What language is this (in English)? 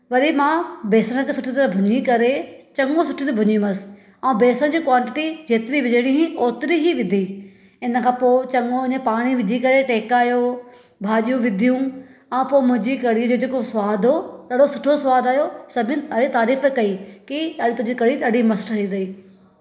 Sindhi